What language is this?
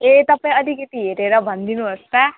Nepali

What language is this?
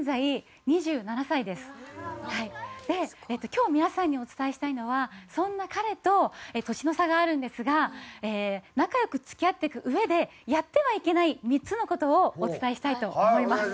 Japanese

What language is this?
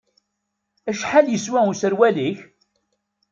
Kabyle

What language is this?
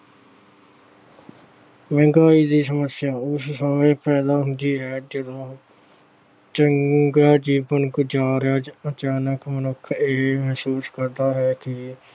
Punjabi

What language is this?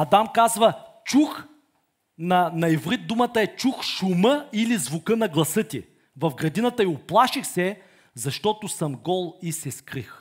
Bulgarian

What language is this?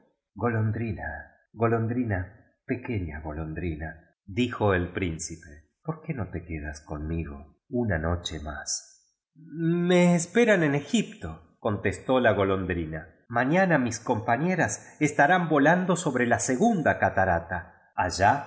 Spanish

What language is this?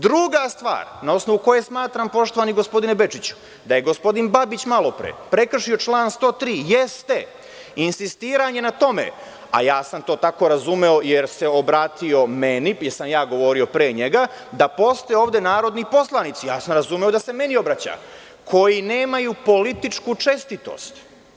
Serbian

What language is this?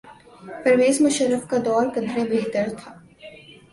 Urdu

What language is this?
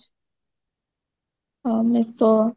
Odia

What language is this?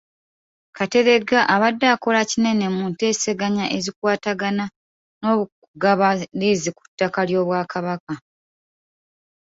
Ganda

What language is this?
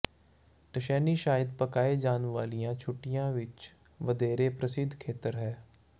Punjabi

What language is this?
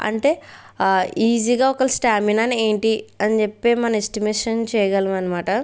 Telugu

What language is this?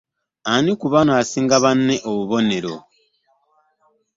Ganda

